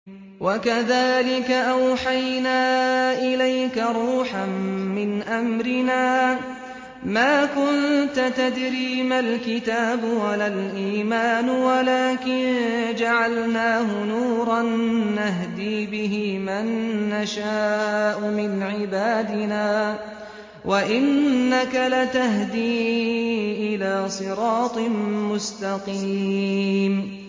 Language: Arabic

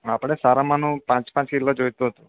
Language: Gujarati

